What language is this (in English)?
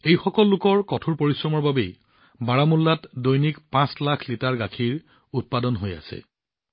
Assamese